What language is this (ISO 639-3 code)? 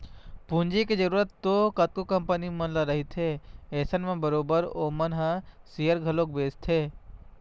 hne